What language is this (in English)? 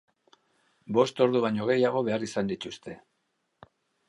Basque